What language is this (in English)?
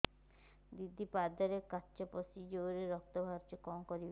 Odia